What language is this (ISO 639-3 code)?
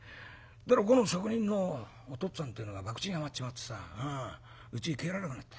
jpn